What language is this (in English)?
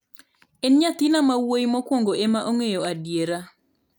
Luo (Kenya and Tanzania)